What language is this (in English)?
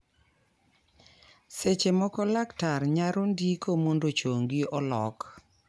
Luo (Kenya and Tanzania)